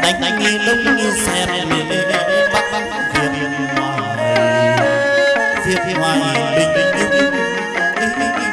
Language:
Vietnamese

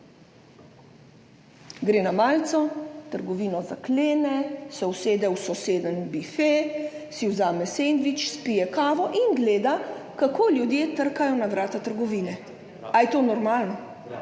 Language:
Slovenian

